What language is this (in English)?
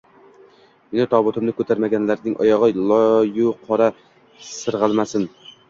Uzbek